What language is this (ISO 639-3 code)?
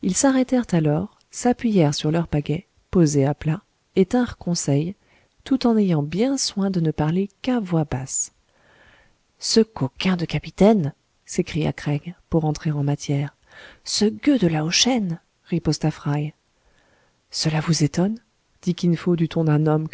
fra